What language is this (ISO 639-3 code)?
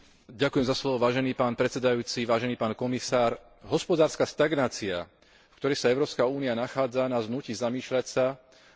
slk